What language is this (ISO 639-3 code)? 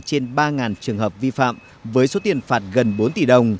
vie